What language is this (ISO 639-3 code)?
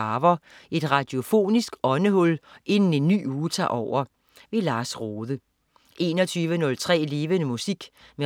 dan